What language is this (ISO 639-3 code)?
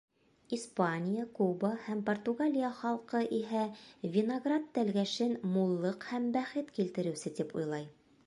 bak